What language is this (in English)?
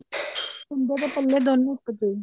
Punjabi